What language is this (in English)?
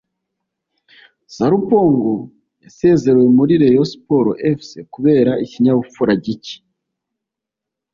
Kinyarwanda